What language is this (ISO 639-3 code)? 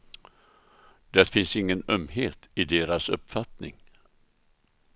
swe